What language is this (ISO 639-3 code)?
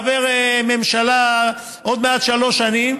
heb